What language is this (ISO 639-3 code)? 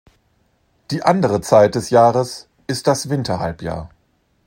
deu